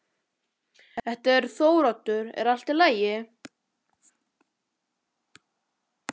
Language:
Icelandic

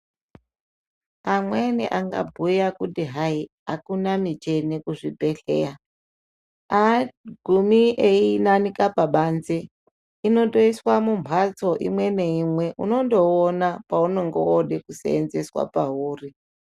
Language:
Ndau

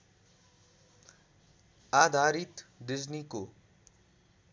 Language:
Nepali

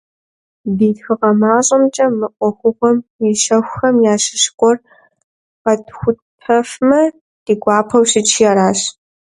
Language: Kabardian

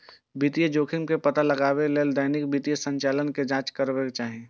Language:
Maithili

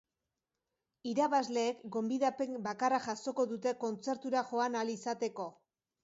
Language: Basque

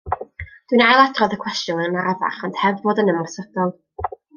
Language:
Welsh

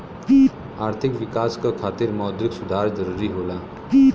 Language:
Bhojpuri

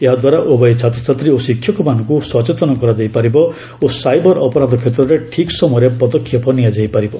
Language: Odia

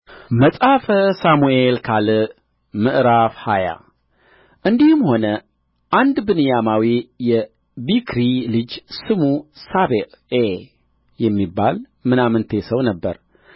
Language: Amharic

